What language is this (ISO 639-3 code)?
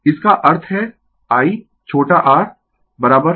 hin